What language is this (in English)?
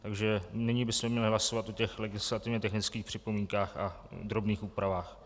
Czech